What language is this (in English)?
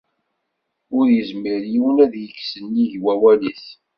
Kabyle